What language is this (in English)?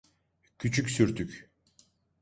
Turkish